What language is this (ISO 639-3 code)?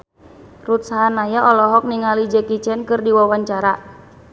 sun